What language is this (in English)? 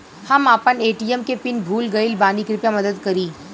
Bhojpuri